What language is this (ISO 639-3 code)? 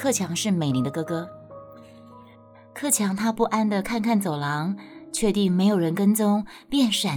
zho